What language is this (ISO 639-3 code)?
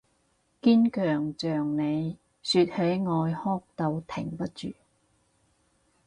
yue